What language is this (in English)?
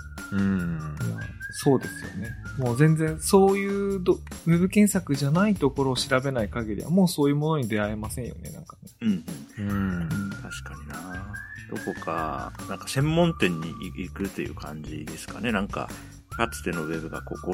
Japanese